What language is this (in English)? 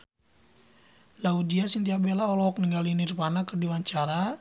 Sundanese